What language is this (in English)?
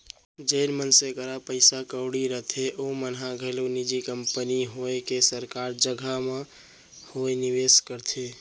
Chhattisgarhi